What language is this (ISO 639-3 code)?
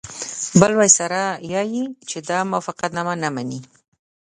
pus